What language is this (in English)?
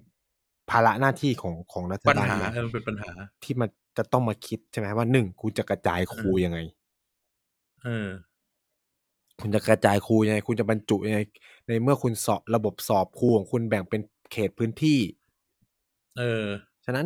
Thai